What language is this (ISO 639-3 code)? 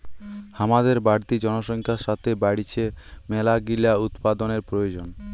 ben